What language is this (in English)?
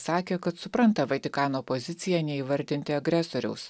Lithuanian